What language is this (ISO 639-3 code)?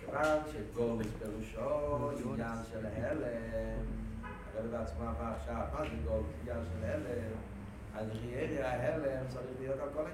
heb